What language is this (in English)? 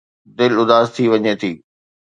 Sindhi